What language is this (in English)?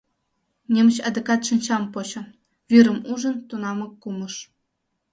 Mari